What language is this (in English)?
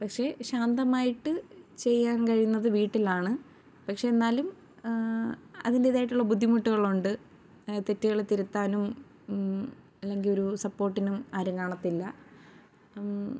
Malayalam